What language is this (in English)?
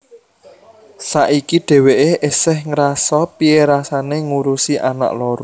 Javanese